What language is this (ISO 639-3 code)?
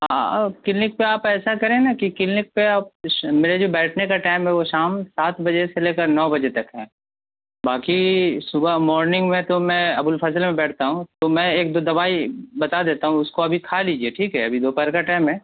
urd